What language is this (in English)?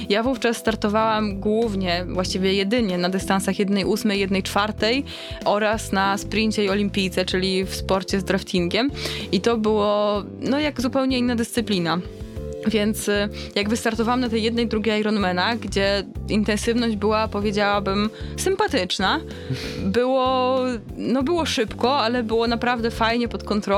Polish